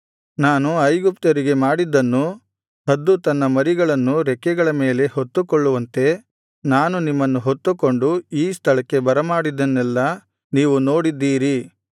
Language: Kannada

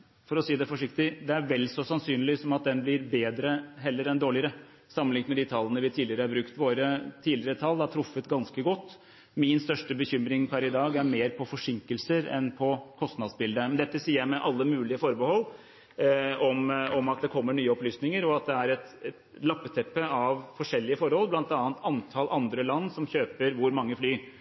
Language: Norwegian Bokmål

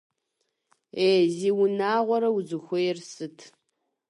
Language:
Kabardian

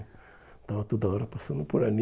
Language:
Portuguese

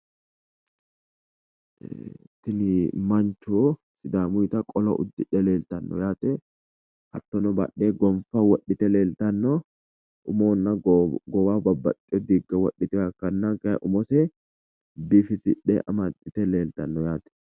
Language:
Sidamo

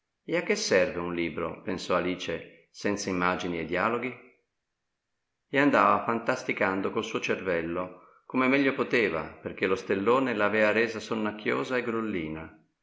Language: Italian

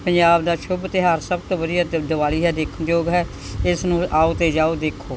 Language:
Punjabi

